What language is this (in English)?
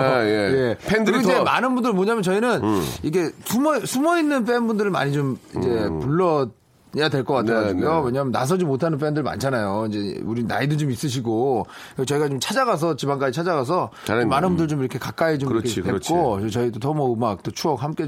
Korean